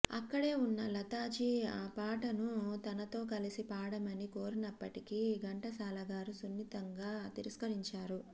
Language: Telugu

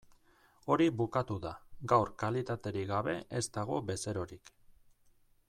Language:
Basque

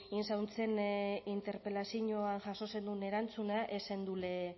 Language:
Basque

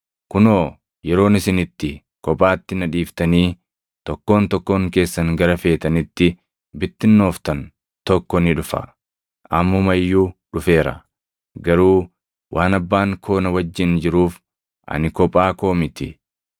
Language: Oromo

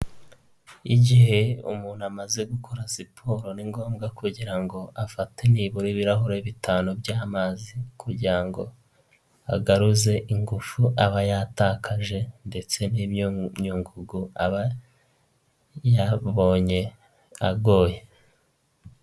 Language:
Kinyarwanda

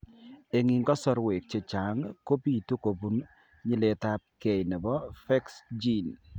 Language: Kalenjin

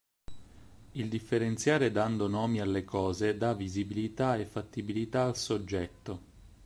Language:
Italian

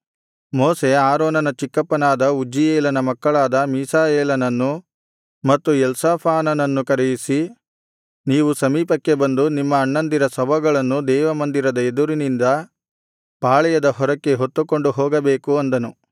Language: Kannada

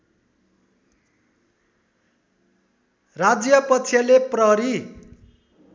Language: Nepali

